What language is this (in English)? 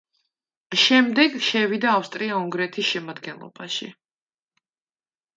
Georgian